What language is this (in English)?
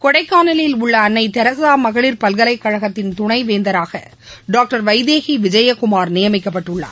Tamil